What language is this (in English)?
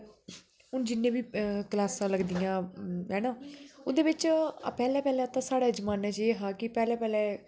Dogri